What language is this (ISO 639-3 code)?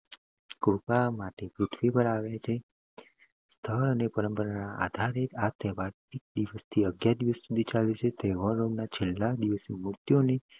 guj